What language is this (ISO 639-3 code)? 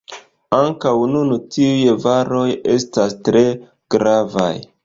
epo